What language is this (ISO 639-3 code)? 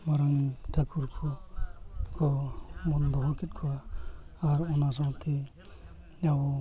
sat